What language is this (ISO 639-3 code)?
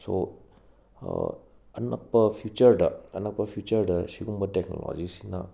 mni